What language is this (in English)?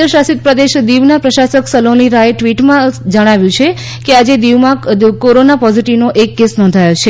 Gujarati